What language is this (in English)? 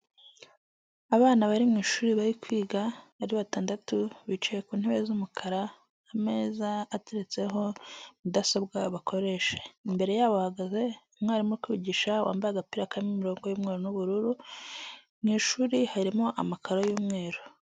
Kinyarwanda